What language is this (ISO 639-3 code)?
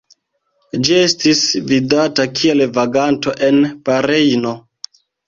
epo